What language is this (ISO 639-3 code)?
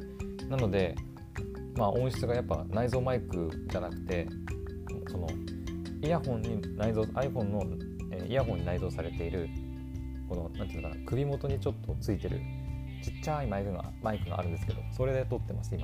jpn